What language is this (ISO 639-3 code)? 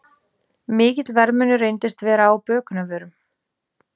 isl